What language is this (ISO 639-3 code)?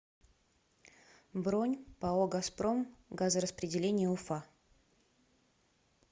rus